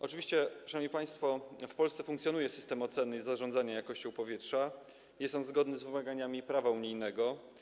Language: Polish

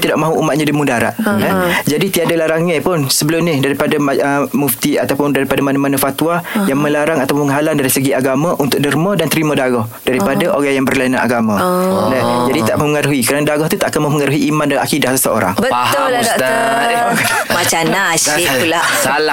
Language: Malay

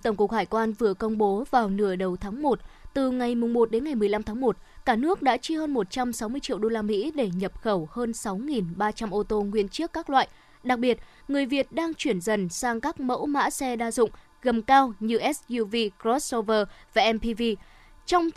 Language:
Vietnamese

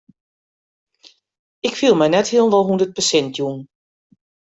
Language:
Western Frisian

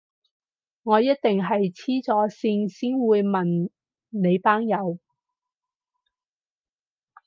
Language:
Cantonese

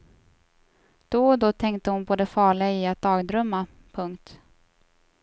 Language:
Swedish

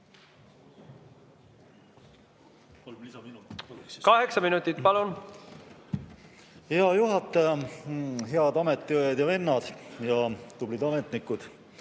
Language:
Estonian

